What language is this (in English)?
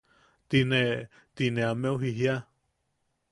Yaqui